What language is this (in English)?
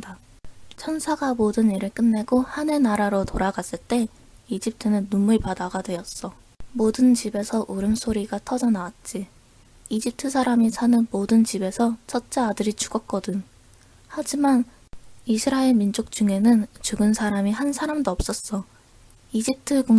Korean